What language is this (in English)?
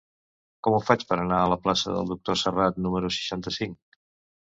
Catalan